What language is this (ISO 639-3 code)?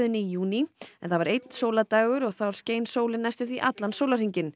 isl